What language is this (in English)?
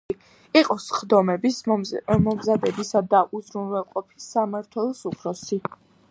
Georgian